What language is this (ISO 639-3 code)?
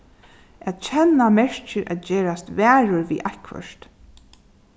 fao